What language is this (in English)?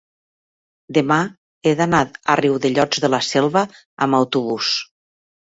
Catalan